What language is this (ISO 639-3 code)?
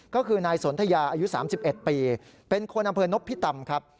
tha